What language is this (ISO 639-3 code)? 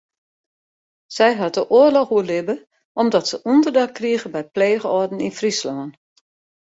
fry